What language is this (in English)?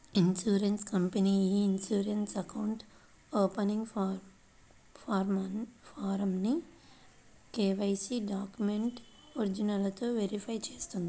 Telugu